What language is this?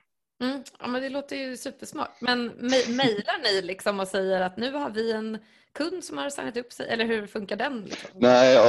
Swedish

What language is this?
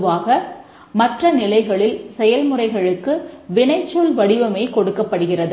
Tamil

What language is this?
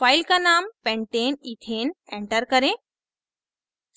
Hindi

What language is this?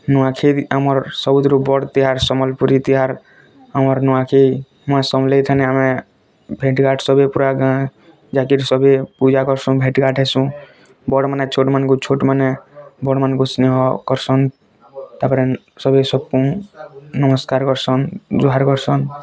Odia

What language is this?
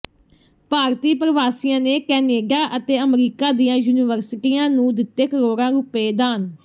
Punjabi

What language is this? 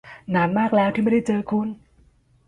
Thai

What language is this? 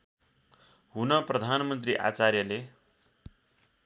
Nepali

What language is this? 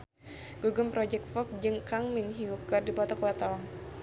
Sundanese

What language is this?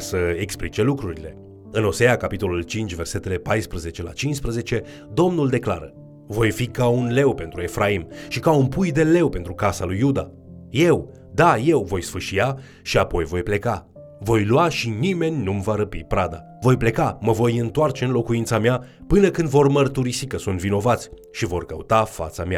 Romanian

